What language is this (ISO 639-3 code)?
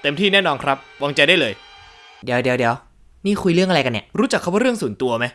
tha